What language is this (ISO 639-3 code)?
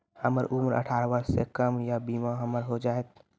mai